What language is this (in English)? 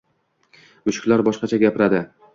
Uzbek